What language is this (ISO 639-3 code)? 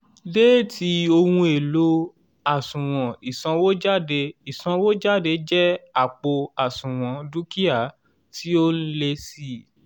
yor